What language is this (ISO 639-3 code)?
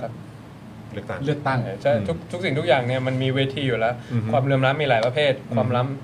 tha